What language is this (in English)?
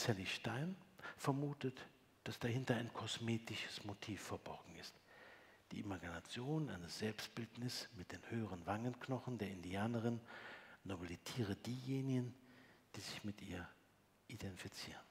German